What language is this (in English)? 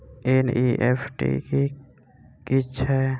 Maithili